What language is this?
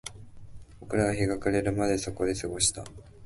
Japanese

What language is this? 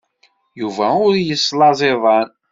Kabyle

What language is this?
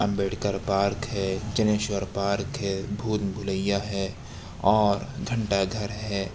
Urdu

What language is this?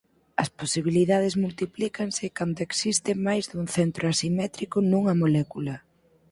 Galician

